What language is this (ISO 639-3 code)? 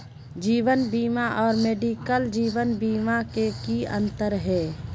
mag